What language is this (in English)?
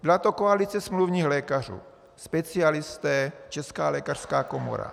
Czech